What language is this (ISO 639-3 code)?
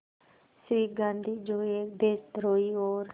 hin